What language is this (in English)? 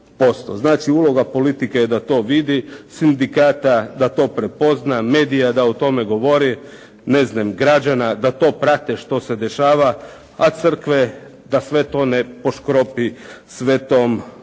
Croatian